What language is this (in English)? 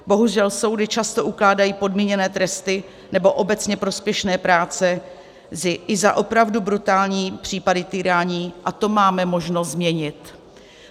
Czech